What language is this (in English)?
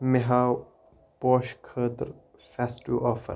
Kashmiri